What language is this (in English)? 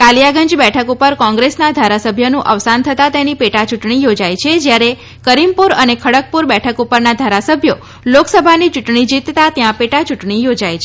Gujarati